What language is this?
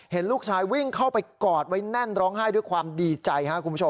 Thai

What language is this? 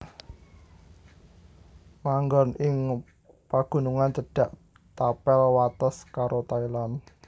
Javanese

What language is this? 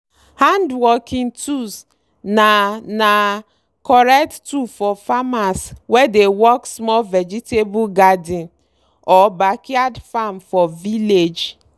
Nigerian Pidgin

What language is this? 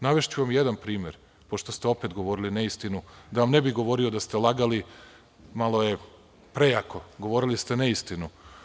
Serbian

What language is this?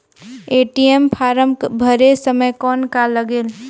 Chhattisgarhi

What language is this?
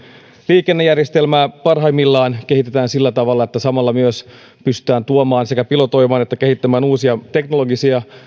Finnish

